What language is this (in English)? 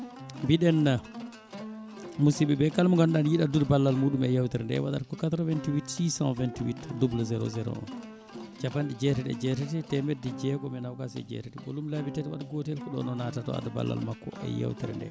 Fula